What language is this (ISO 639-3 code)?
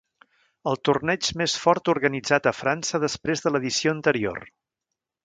cat